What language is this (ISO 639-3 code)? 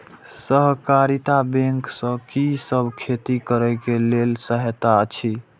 mai